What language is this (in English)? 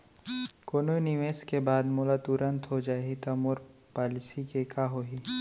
Chhattisgarhi